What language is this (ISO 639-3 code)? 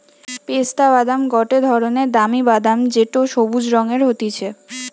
ben